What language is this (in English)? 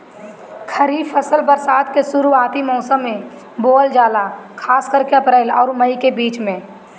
Bhojpuri